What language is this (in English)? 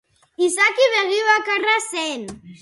Basque